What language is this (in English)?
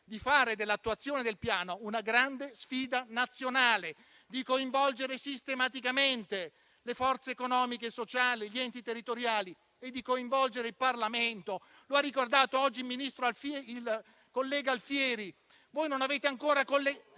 Italian